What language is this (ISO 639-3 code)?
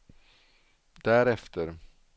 swe